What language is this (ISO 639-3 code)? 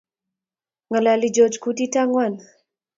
kln